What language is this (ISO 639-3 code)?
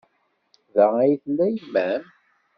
kab